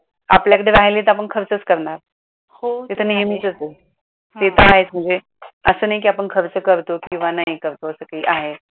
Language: Marathi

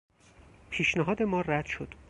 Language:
Persian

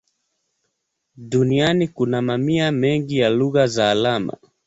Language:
Swahili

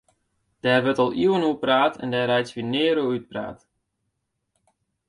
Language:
Western Frisian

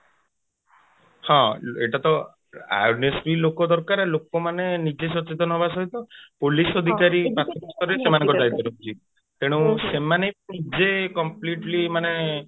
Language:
Odia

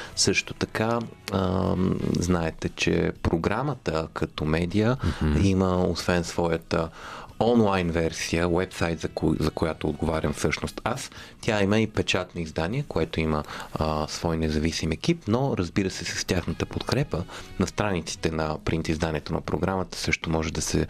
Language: Bulgarian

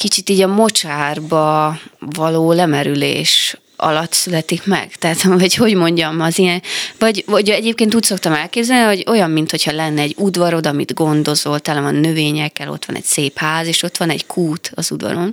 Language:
Hungarian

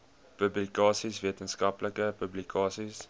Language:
Afrikaans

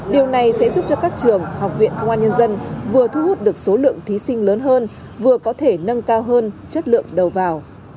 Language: Vietnamese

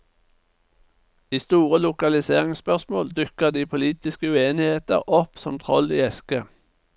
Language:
Norwegian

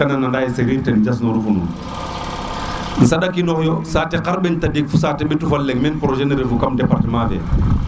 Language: Serer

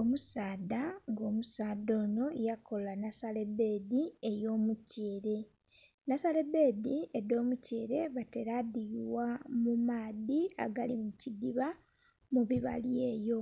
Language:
Soga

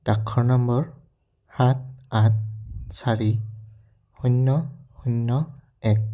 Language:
Assamese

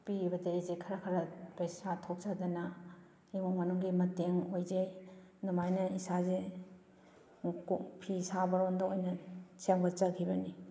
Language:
Manipuri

